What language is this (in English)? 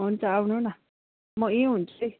Nepali